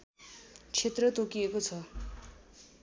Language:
Nepali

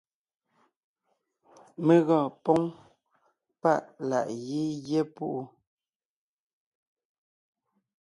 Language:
Ngiemboon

